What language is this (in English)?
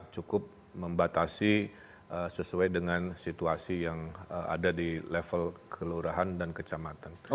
Indonesian